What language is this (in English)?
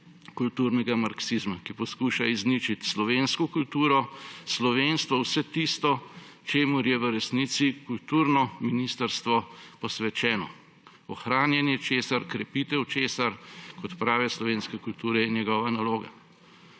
Slovenian